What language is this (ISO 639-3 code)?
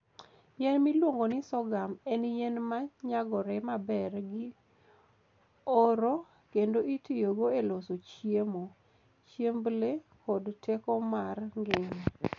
luo